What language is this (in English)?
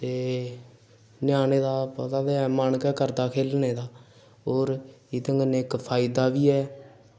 Dogri